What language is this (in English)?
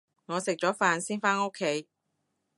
Cantonese